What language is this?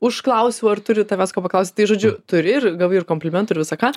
Lithuanian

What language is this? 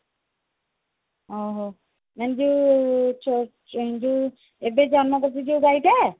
Odia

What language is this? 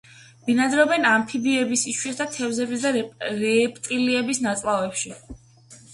Georgian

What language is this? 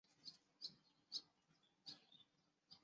Chinese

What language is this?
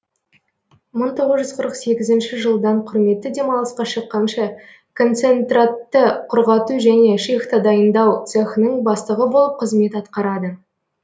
Kazakh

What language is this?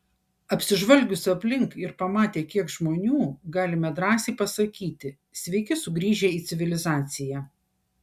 Lithuanian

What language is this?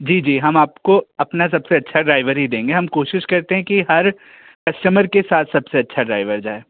Hindi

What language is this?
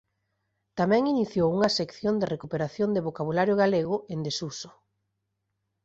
Galician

